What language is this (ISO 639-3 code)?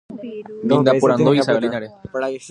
grn